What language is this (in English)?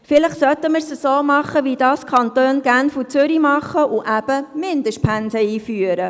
Swiss German